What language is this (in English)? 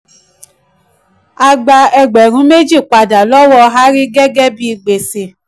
Yoruba